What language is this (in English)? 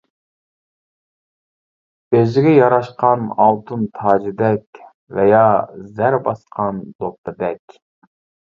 Uyghur